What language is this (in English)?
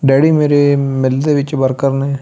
Punjabi